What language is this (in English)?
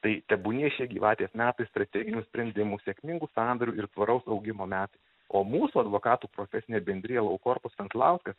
Lithuanian